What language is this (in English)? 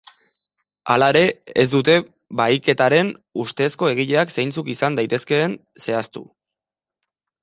Basque